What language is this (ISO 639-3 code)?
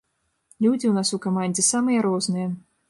bel